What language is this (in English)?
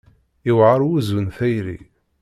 Kabyle